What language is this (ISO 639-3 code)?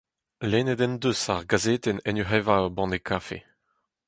bre